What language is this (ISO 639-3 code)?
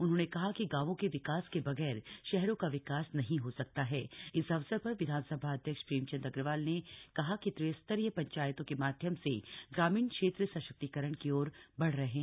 hin